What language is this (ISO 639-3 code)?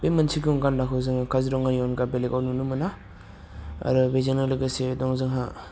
brx